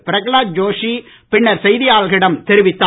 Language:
Tamil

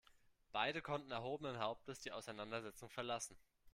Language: German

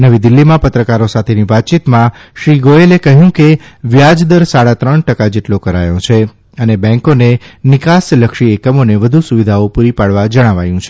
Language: Gujarati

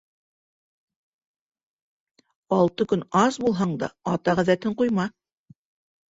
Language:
Bashkir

